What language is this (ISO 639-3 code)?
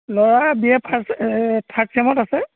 asm